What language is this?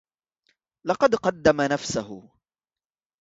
Arabic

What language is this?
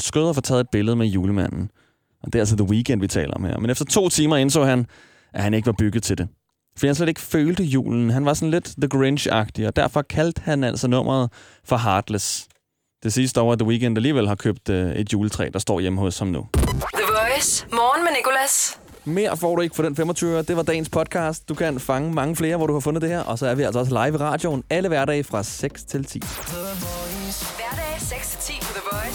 Danish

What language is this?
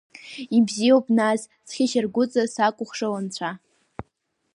Abkhazian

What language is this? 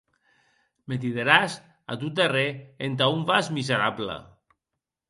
Occitan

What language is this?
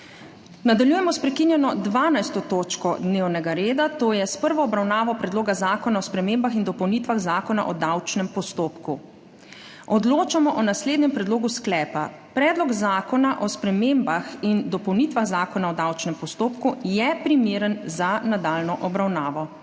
Slovenian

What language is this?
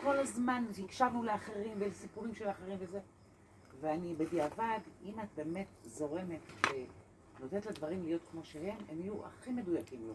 Hebrew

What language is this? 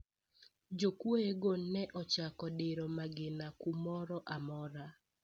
Luo (Kenya and Tanzania)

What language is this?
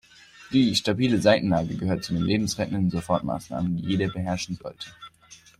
German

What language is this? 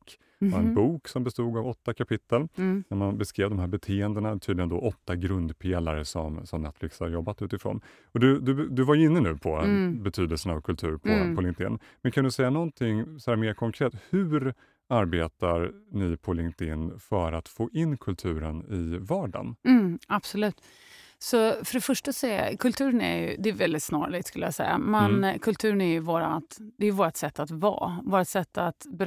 Swedish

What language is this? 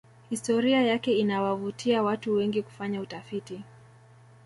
Swahili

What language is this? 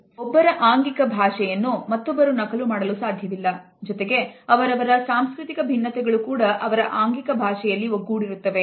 Kannada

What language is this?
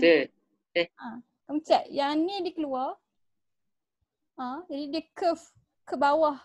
Malay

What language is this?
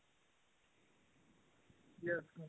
Punjabi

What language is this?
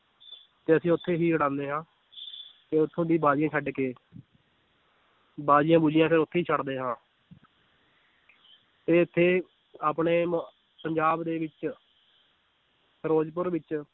Punjabi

